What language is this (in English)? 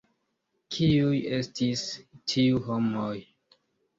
Esperanto